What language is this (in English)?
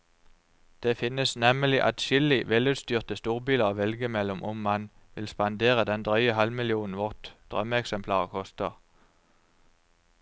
Norwegian